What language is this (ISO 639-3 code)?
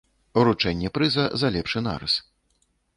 bel